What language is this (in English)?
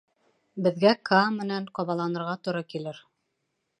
Bashkir